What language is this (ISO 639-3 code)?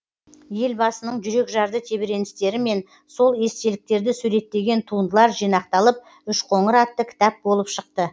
kaz